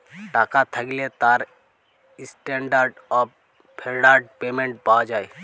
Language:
Bangla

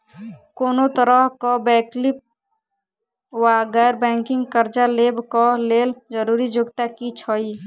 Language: Maithili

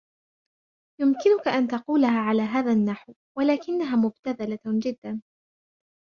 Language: Arabic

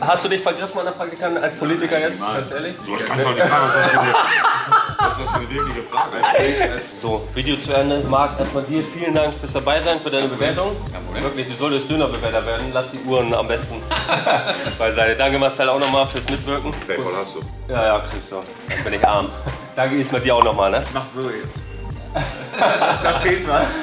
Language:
German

